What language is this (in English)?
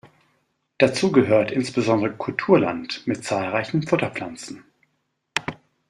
German